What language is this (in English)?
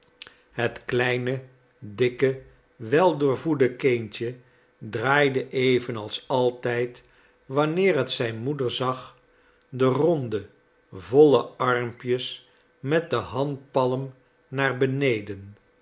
Dutch